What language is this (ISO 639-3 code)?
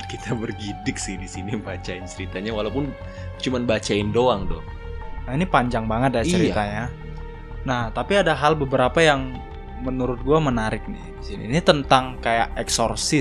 ind